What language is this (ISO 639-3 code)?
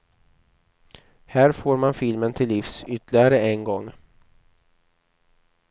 swe